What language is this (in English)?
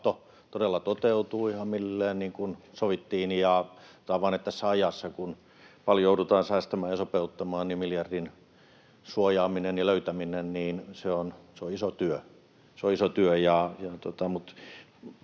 Finnish